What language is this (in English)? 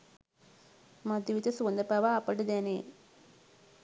Sinhala